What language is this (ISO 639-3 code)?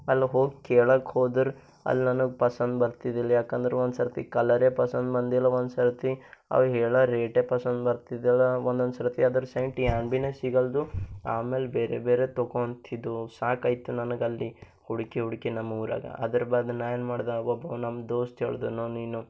kan